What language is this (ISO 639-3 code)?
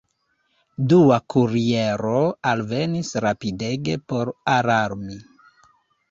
epo